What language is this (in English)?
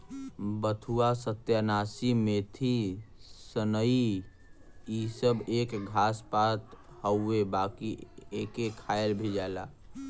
Bhojpuri